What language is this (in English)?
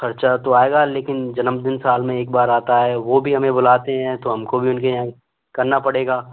Hindi